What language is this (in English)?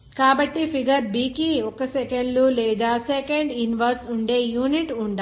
Telugu